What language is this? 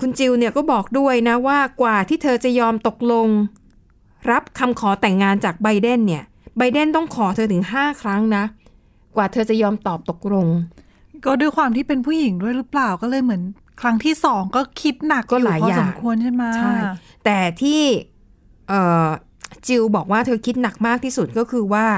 Thai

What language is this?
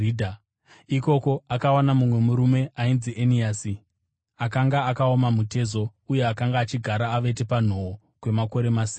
Shona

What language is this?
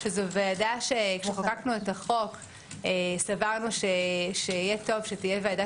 Hebrew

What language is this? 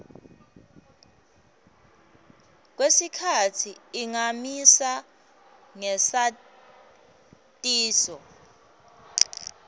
Swati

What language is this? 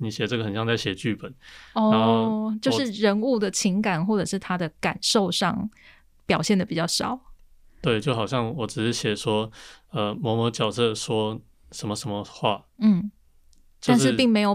Chinese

